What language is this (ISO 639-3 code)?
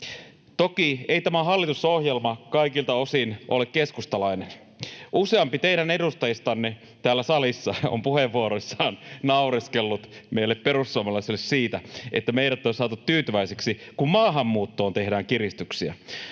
fin